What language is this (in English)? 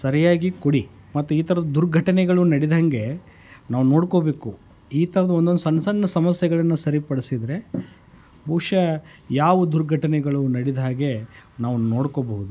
Kannada